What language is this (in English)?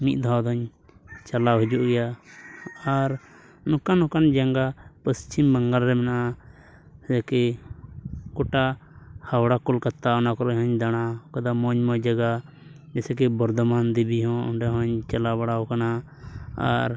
Santali